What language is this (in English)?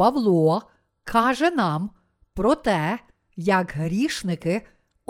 Ukrainian